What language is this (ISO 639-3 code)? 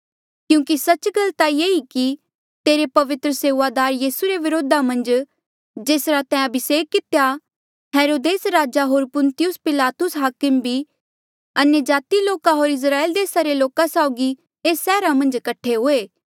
mjl